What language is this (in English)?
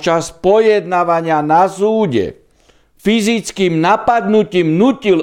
Slovak